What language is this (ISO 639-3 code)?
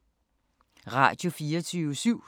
dan